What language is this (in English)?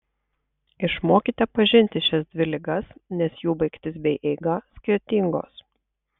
Lithuanian